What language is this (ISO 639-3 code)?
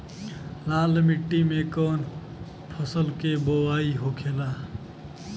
bho